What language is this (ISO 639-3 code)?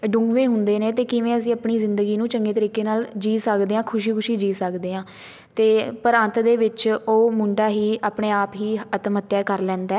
pan